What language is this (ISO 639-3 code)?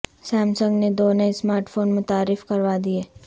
urd